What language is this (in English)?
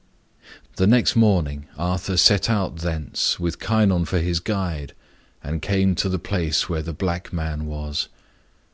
English